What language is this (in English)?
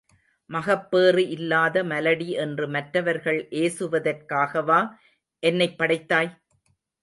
Tamil